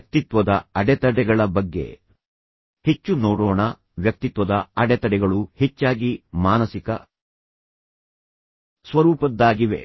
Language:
Kannada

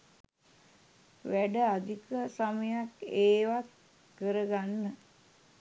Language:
Sinhala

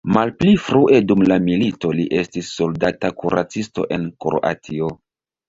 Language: Esperanto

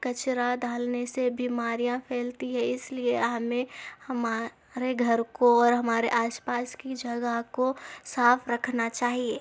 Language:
Urdu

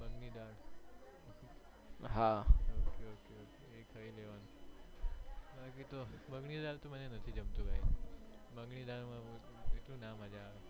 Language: Gujarati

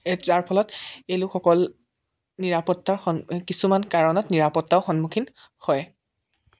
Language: Assamese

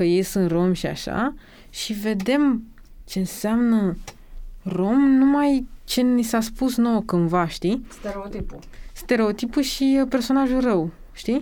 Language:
Romanian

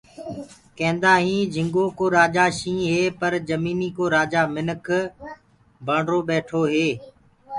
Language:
Gurgula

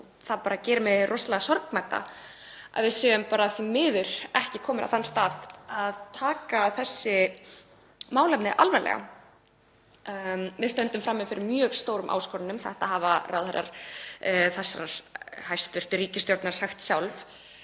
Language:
Icelandic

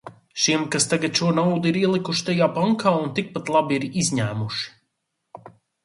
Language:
Latvian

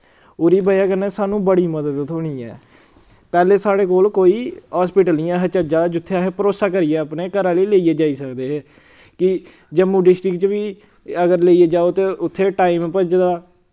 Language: Dogri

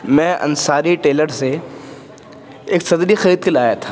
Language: Urdu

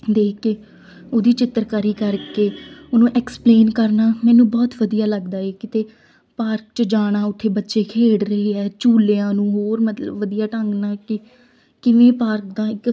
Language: Punjabi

